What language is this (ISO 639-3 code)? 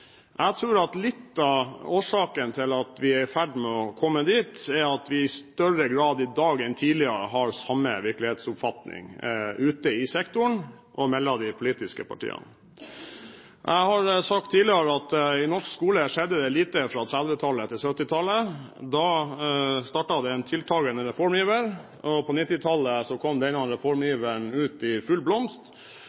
nob